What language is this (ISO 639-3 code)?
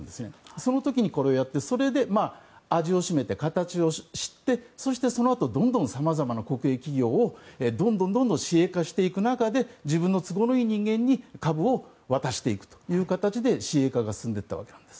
jpn